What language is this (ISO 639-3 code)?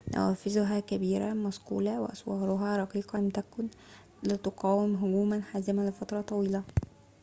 ara